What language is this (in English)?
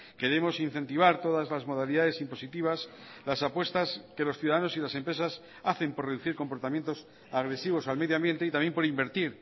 Spanish